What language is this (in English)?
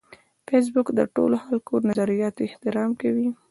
Pashto